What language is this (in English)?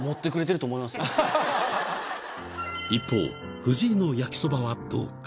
Japanese